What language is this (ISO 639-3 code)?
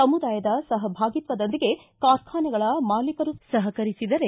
kan